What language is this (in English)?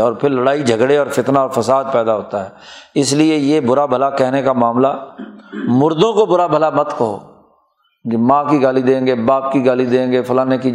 Urdu